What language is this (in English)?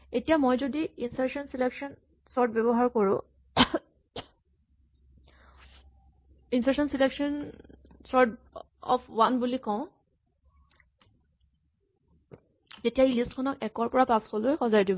Assamese